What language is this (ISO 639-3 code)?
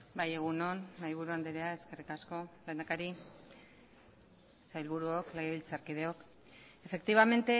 eus